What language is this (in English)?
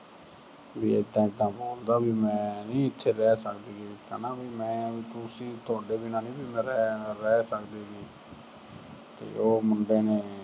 Punjabi